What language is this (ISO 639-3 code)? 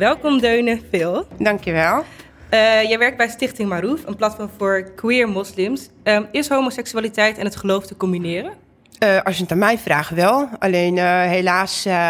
nld